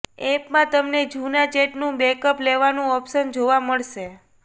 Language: Gujarati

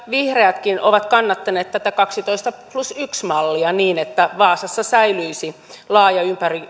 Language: Finnish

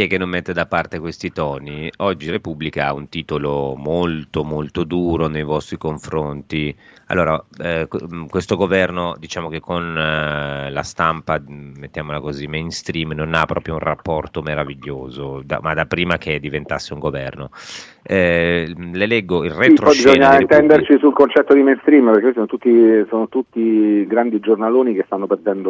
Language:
Italian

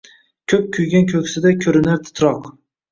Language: Uzbek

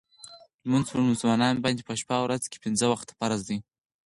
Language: Pashto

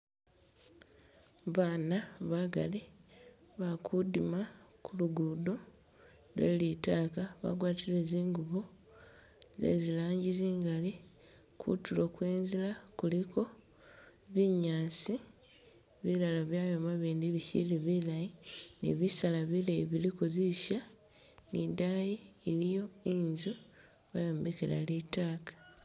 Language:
Masaaba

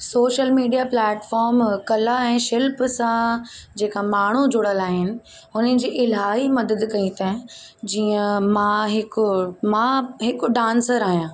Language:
Sindhi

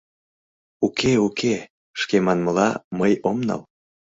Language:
Mari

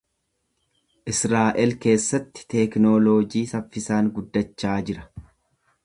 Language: Oromo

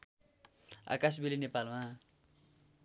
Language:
Nepali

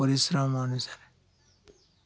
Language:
Odia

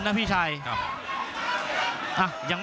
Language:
Thai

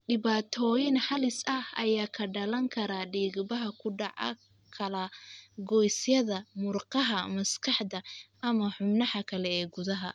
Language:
Somali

